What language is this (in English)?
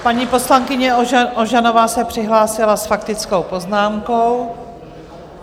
Czech